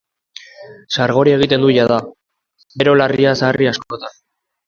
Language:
Basque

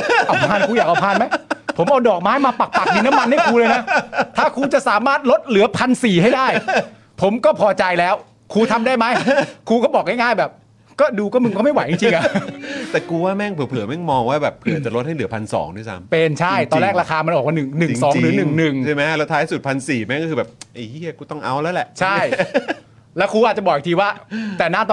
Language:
Thai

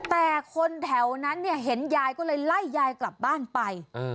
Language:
Thai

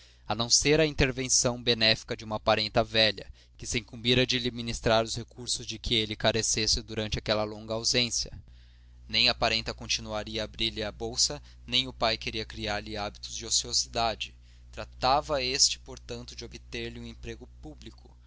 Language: Portuguese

